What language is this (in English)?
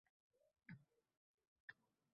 Uzbek